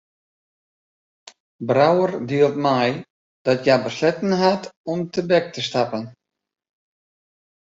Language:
Western Frisian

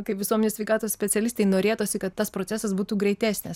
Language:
Lithuanian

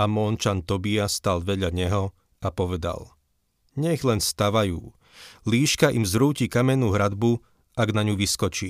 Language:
Slovak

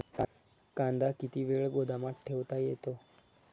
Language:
Marathi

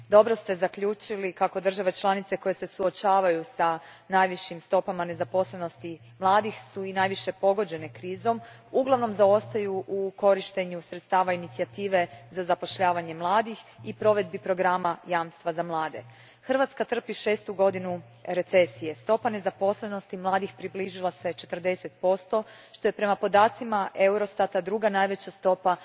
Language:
Croatian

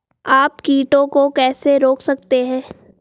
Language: Hindi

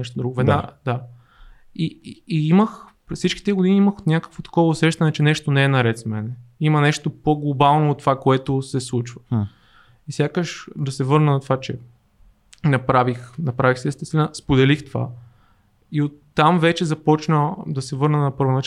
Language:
Bulgarian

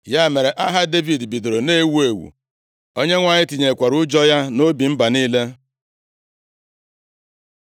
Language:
Igbo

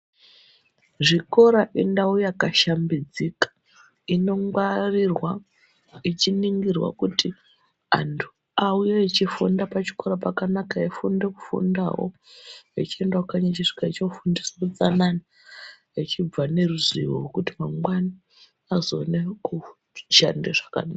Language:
Ndau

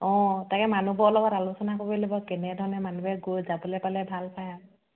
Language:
Assamese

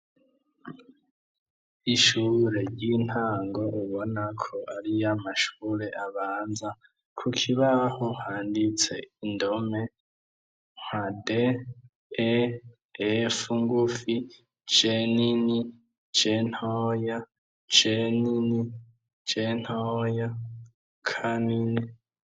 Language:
Rundi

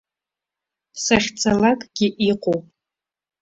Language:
Abkhazian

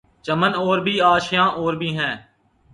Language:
Urdu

